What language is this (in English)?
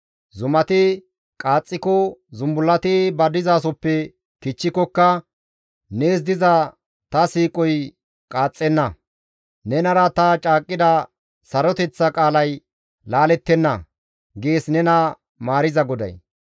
Gamo